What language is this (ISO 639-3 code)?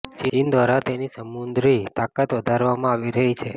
guj